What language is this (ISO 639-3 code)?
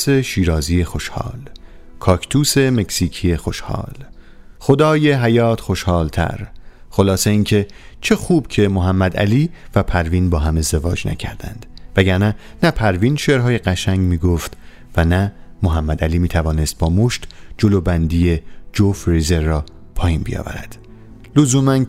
fas